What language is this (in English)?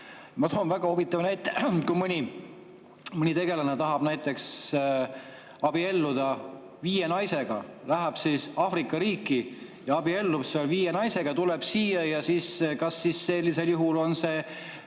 Estonian